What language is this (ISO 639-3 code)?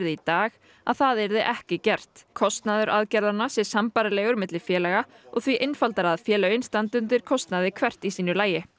isl